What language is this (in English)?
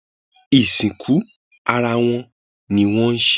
Yoruba